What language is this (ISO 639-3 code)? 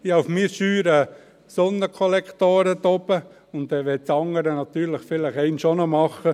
gsw